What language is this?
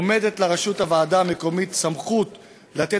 Hebrew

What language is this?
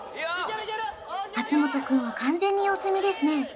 Japanese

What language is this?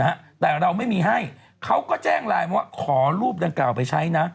Thai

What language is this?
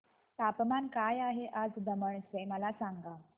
Marathi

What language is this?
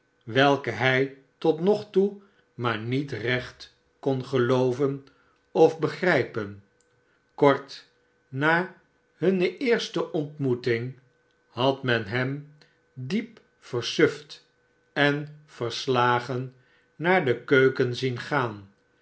Dutch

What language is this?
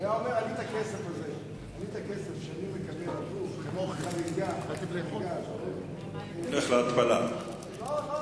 Hebrew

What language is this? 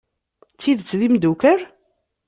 Kabyle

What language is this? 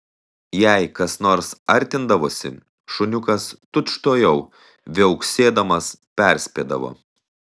Lithuanian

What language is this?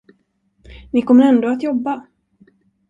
Swedish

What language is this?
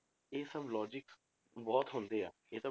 Punjabi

